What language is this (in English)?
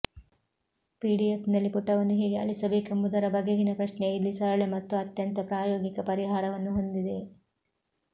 Kannada